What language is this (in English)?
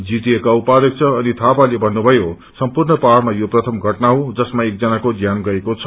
Nepali